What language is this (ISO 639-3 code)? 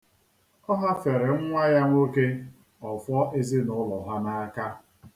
ibo